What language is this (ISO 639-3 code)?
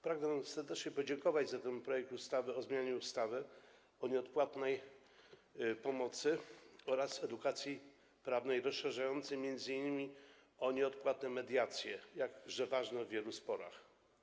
pol